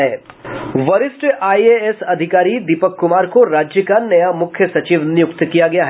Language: Hindi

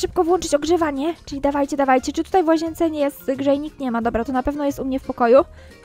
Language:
Polish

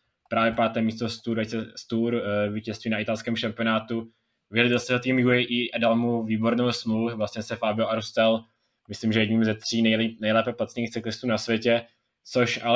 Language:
Czech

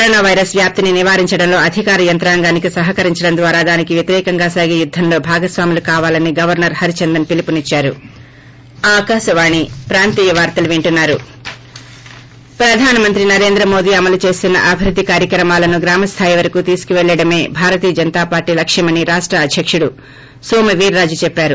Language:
Telugu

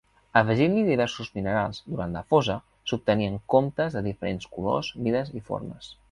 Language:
Catalan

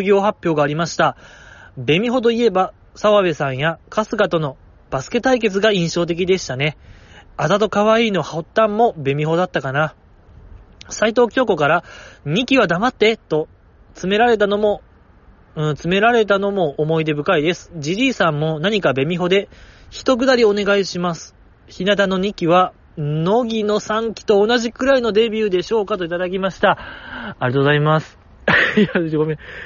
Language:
Japanese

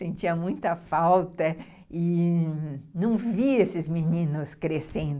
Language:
Portuguese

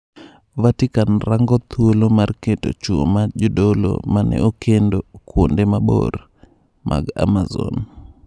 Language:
Luo (Kenya and Tanzania)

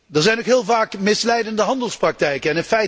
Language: Dutch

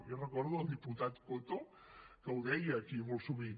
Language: Catalan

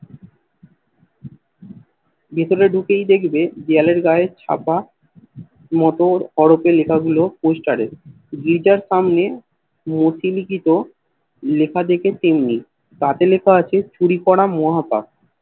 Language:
Bangla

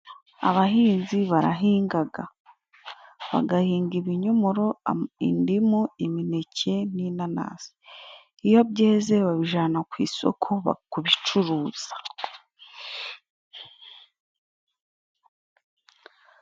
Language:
Kinyarwanda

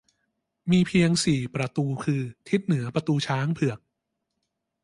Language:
Thai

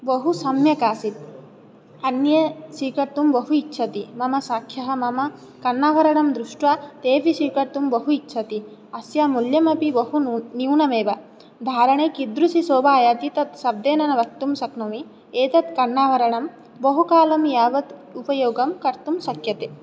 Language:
Sanskrit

